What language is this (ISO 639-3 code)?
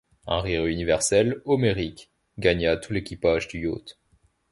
fra